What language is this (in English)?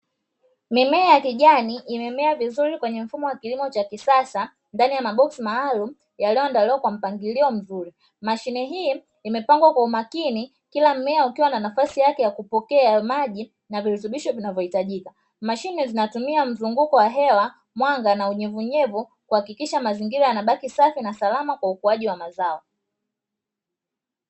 Swahili